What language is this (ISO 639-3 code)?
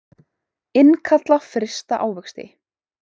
isl